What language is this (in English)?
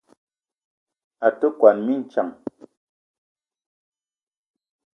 Eton (Cameroon)